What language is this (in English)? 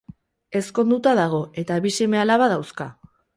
Basque